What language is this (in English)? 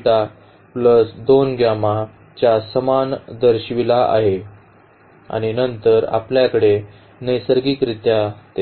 Marathi